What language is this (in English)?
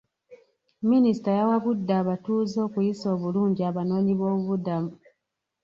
Ganda